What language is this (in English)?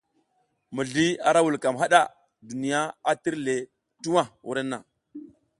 South Giziga